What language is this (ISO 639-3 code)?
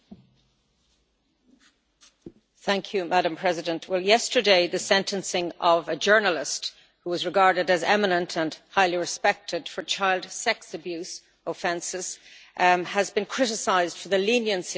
eng